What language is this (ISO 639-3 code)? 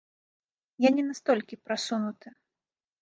bel